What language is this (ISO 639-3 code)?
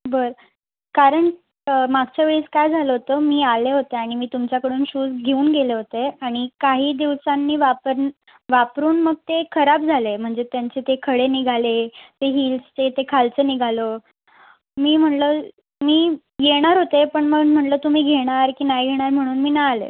mar